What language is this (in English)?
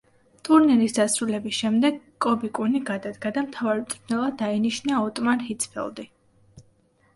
Georgian